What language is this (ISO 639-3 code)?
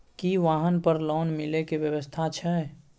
mai